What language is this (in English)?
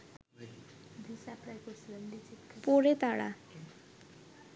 Bangla